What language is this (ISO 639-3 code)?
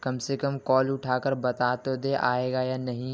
urd